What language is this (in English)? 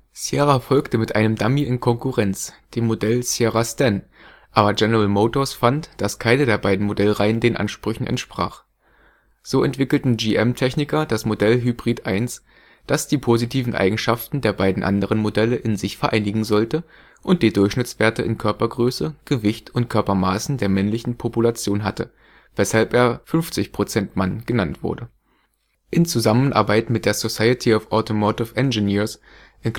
German